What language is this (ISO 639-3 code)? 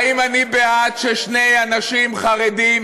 heb